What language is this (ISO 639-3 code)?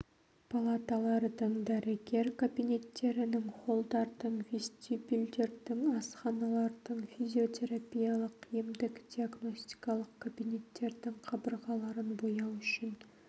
kaz